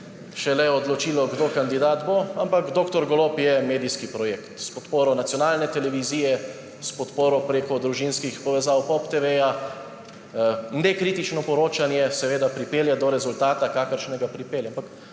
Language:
Slovenian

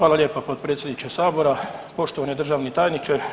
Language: Croatian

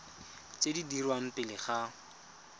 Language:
Tswana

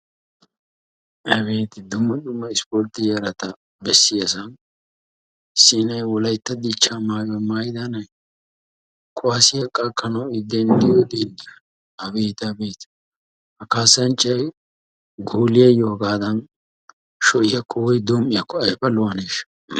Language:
Wolaytta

